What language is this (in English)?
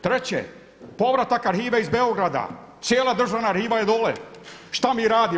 Croatian